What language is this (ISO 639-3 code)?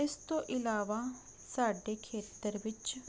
pan